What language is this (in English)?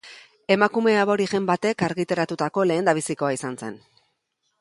Basque